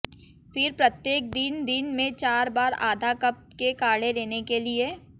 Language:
Hindi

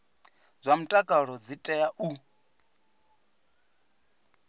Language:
Venda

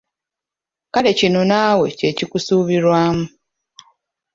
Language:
Ganda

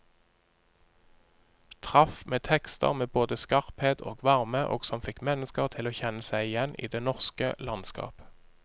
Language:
Norwegian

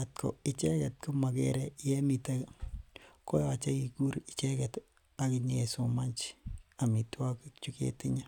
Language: Kalenjin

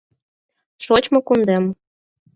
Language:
Mari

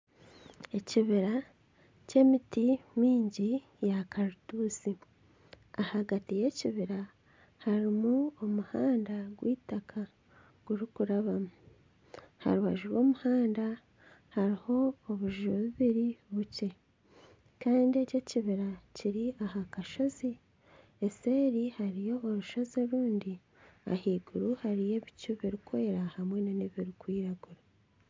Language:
Nyankole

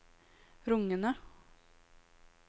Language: Norwegian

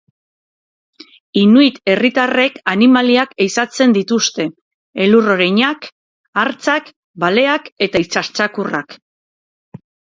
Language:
Basque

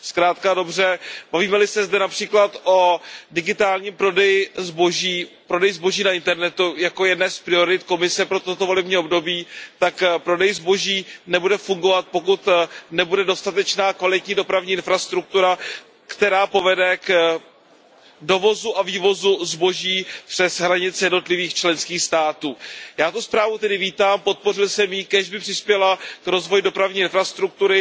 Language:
Czech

